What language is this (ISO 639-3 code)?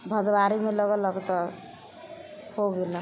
mai